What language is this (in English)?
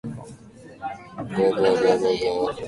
Japanese